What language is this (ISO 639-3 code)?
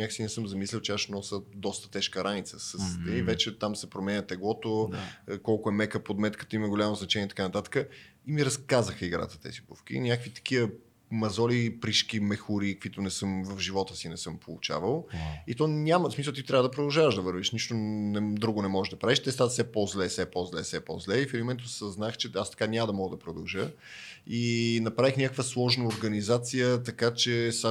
bul